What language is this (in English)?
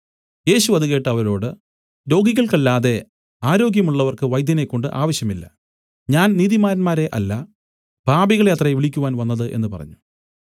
Malayalam